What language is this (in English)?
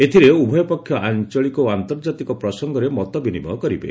Odia